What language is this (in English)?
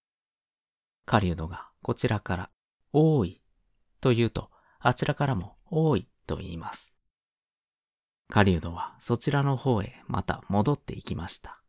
Japanese